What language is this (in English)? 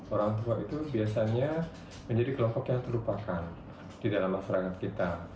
Indonesian